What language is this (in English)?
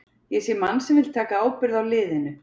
Icelandic